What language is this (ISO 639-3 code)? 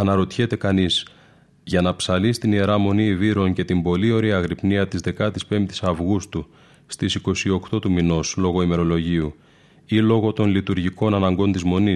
ell